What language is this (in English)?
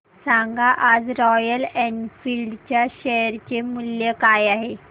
Marathi